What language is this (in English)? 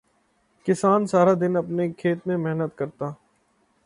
Urdu